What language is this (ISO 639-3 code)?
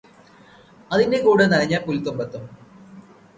mal